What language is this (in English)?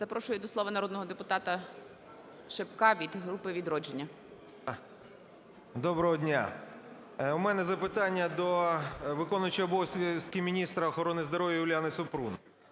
Ukrainian